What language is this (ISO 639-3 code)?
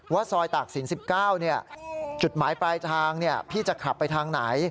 tha